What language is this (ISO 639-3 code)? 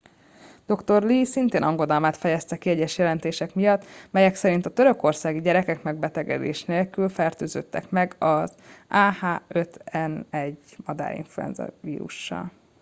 hun